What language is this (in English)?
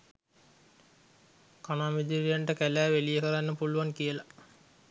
Sinhala